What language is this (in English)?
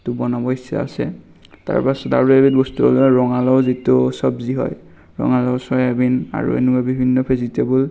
Assamese